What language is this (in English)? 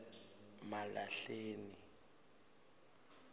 Swati